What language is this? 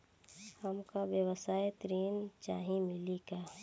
Bhojpuri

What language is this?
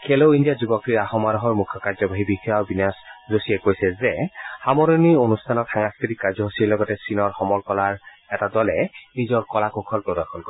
Assamese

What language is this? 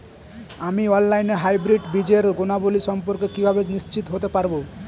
Bangla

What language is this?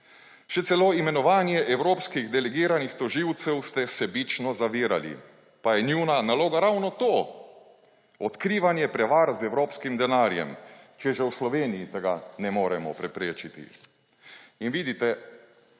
Slovenian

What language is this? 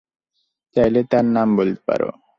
Bangla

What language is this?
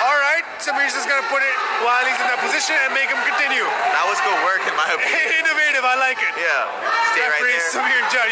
English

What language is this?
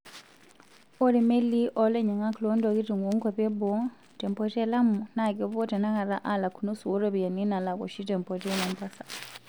Masai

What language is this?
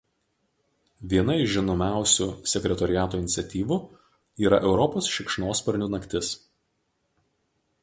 Lithuanian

